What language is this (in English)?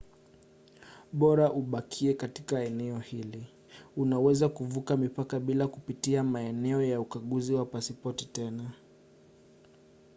Swahili